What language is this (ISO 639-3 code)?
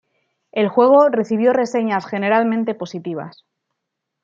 spa